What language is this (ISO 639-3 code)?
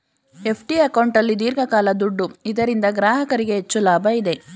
kan